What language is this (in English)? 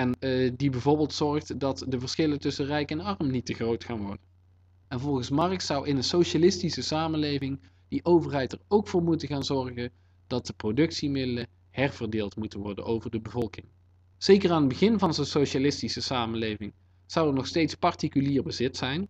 Dutch